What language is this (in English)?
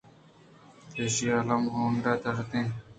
Eastern Balochi